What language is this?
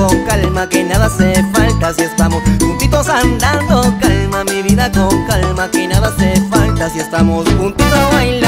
Spanish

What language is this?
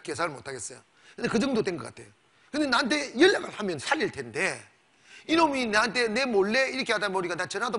Korean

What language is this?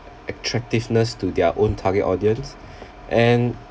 English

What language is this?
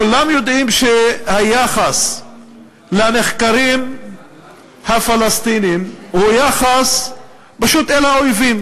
Hebrew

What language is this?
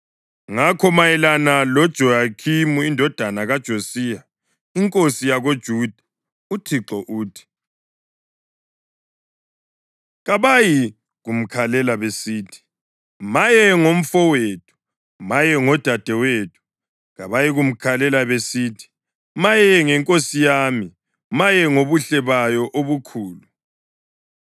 North Ndebele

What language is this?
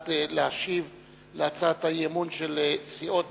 Hebrew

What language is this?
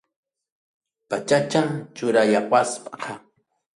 Ayacucho Quechua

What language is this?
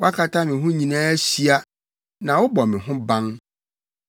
Akan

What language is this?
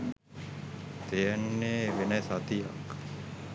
Sinhala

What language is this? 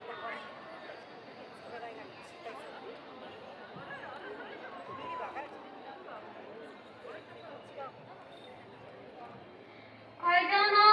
Japanese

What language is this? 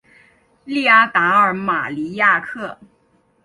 Chinese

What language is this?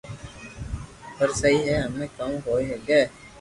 Loarki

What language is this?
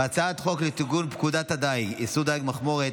Hebrew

